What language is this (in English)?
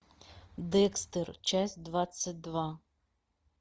Russian